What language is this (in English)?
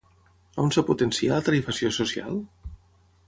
Catalan